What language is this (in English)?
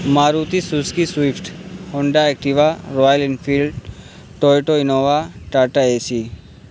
Urdu